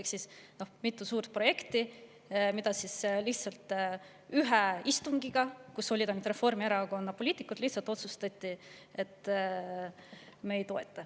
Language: Estonian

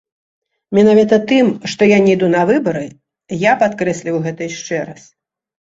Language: Belarusian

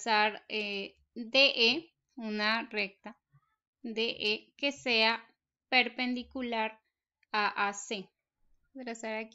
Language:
Spanish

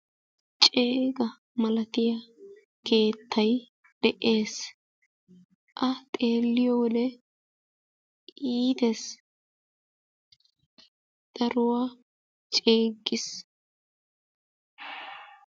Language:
Wolaytta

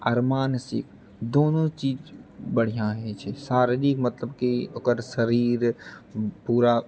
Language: Maithili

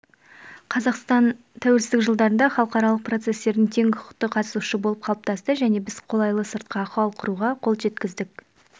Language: Kazakh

